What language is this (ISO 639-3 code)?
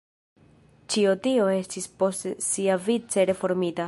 epo